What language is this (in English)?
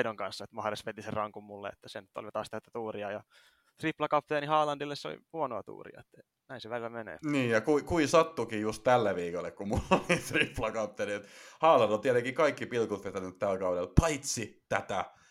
Finnish